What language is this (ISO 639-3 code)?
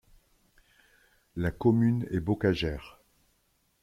fra